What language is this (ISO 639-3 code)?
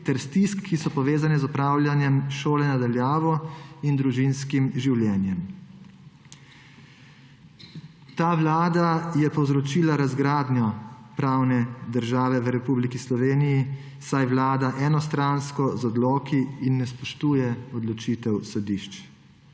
slv